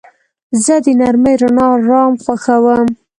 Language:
Pashto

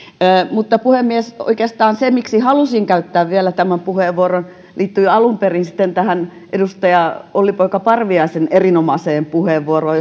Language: Finnish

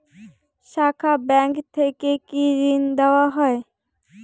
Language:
Bangla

